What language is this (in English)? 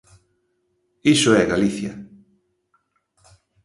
Galician